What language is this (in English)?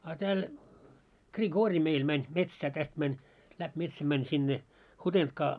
Finnish